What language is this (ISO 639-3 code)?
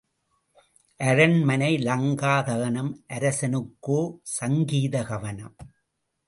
tam